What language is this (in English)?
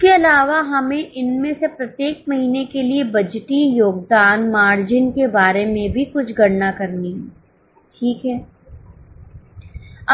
Hindi